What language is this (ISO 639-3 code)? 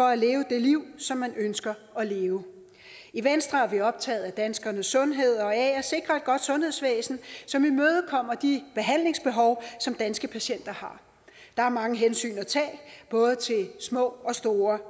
dan